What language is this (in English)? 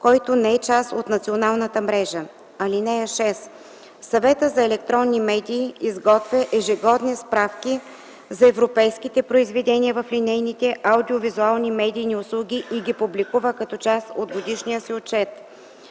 Bulgarian